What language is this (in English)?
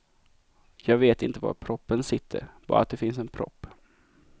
Swedish